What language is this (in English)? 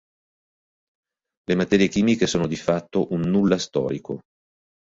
Italian